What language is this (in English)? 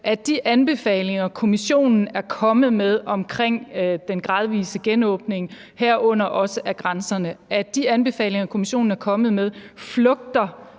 Danish